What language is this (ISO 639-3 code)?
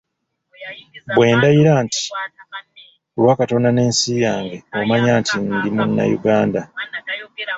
lug